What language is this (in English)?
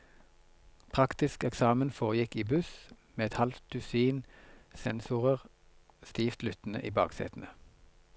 Norwegian